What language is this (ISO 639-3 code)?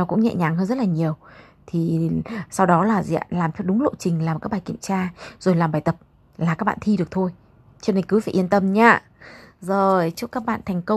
vie